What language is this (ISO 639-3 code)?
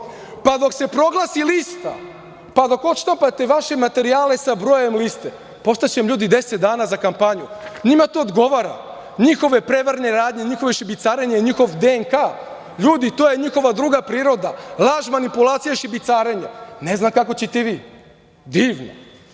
srp